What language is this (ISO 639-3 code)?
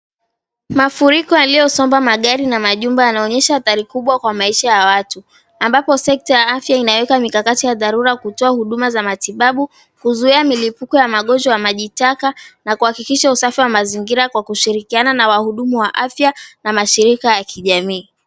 swa